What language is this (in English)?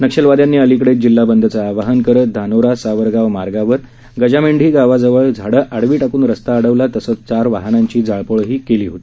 Marathi